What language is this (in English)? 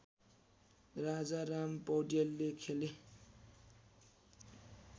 Nepali